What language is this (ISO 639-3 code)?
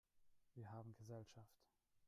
deu